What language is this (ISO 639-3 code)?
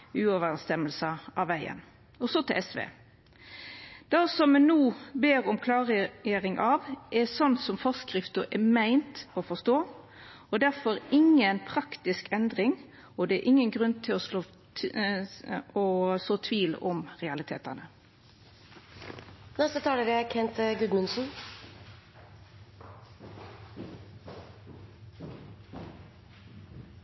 nno